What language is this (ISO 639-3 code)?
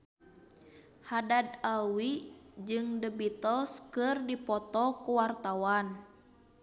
sun